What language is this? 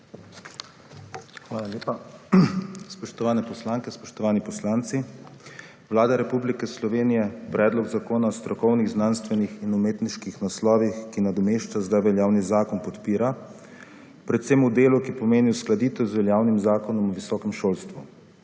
Slovenian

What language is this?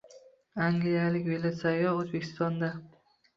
Uzbek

